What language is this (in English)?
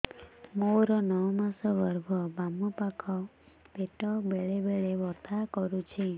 Odia